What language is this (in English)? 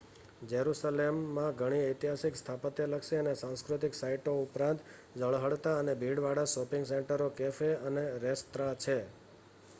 Gujarati